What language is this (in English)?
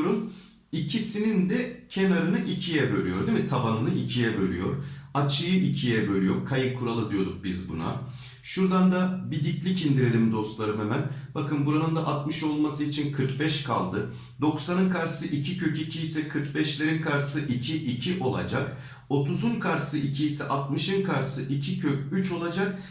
Turkish